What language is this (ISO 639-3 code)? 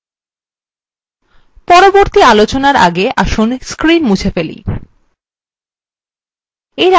ben